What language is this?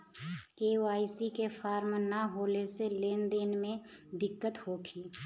Bhojpuri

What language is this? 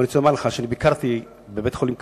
Hebrew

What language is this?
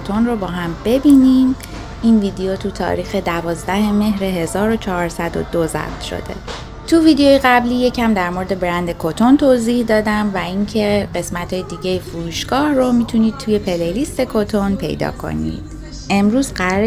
Persian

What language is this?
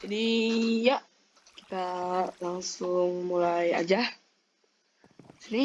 Indonesian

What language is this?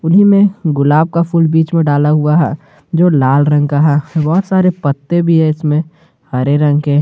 Hindi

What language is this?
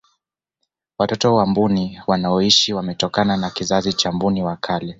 Swahili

